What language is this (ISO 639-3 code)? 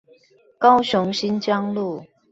zho